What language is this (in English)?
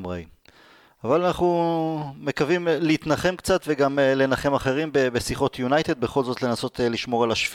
Hebrew